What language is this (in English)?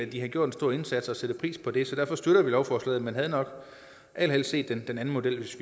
Danish